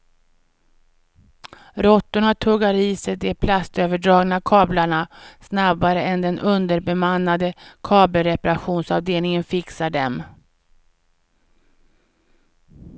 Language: Swedish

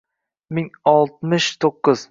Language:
Uzbek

